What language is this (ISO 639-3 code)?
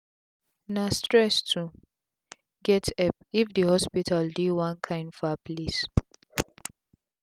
pcm